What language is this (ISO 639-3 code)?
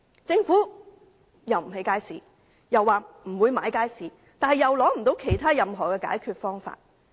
yue